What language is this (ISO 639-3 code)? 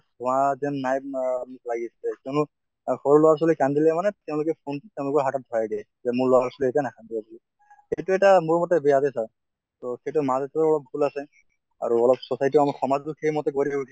asm